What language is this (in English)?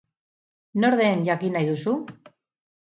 Basque